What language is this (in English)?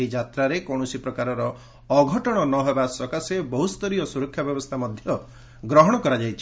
Odia